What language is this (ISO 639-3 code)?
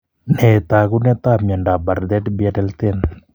kln